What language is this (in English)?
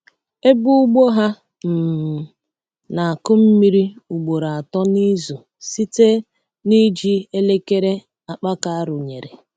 Igbo